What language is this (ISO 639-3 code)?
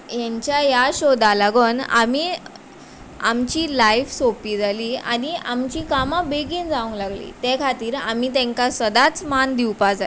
kok